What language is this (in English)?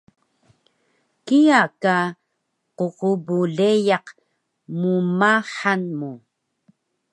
Taroko